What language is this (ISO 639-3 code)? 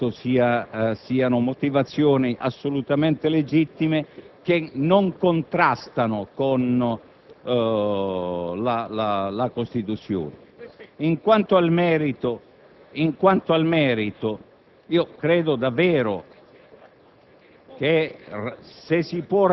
ita